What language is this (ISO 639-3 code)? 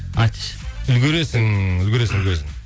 kaz